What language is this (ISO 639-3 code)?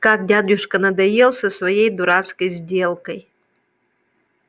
rus